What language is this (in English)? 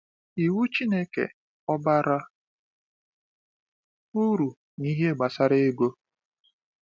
Igbo